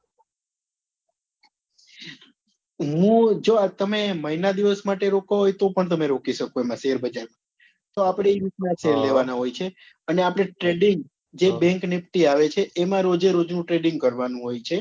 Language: Gujarati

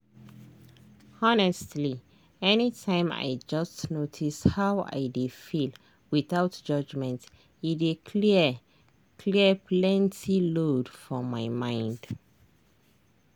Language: Nigerian Pidgin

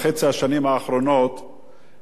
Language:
Hebrew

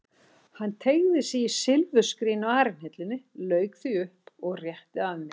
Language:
Icelandic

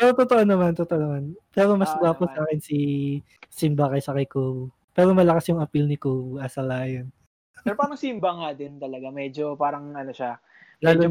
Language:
Filipino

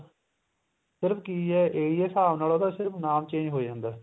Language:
Punjabi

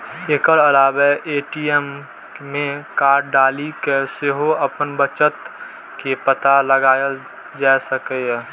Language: Maithili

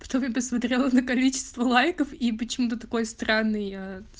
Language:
Russian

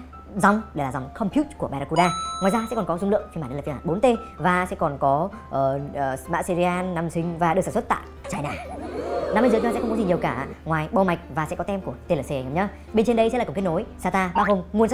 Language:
Vietnamese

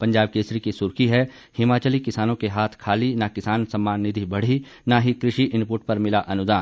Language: Hindi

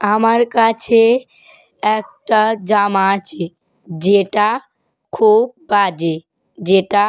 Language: Bangla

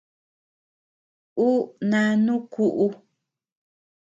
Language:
Tepeuxila Cuicatec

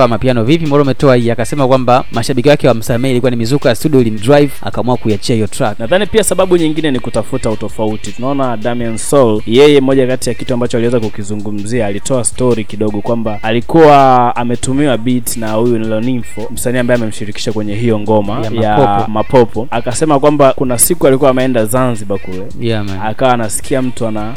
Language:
Swahili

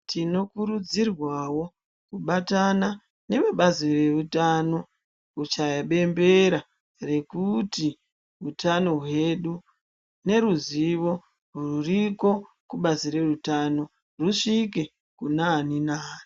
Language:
Ndau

